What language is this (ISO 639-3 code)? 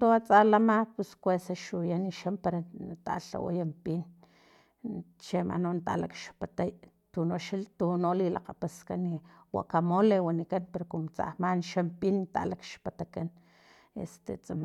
tlp